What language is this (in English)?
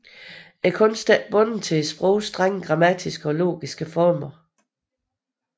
Danish